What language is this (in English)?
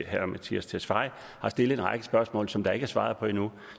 Danish